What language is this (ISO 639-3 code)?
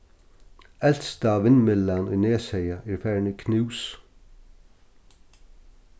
fao